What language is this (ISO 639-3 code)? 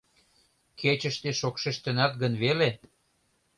chm